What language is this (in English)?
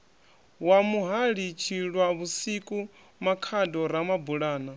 Venda